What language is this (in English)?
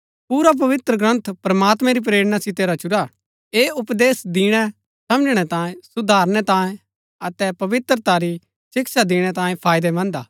Gaddi